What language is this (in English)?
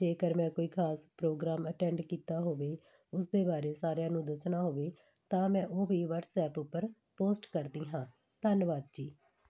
Punjabi